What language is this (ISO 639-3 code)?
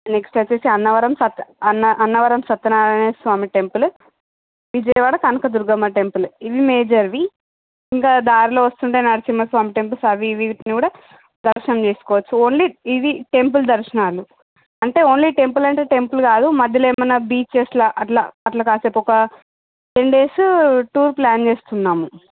tel